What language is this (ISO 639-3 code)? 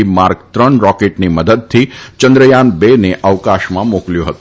guj